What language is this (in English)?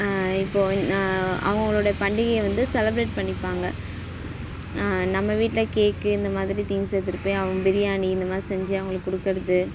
Tamil